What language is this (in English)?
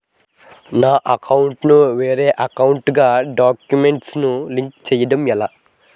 Telugu